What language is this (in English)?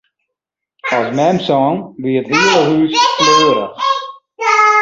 Western Frisian